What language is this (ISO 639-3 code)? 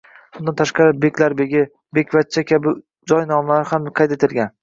uzb